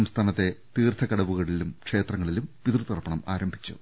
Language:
Malayalam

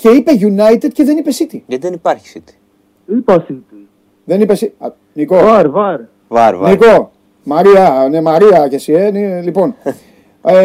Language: Greek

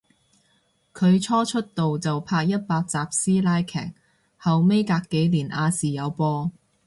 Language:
Cantonese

